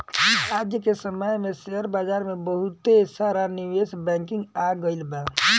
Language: Bhojpuri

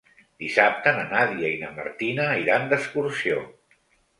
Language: Catalan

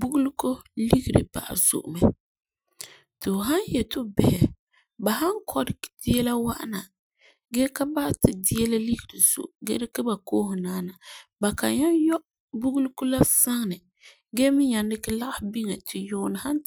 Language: Frafra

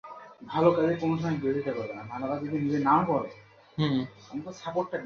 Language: Bangla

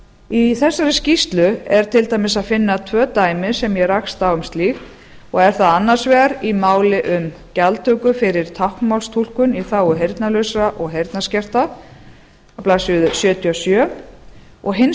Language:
Icelandic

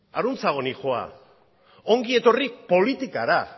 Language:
Basque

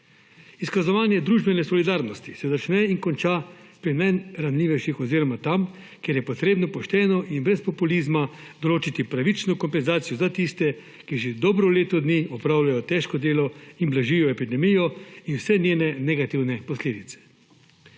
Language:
Slovenian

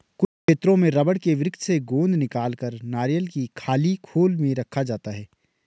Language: Hindi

